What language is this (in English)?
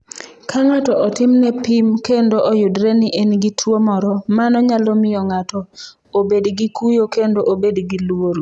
Luo (Kenya and Tanzania)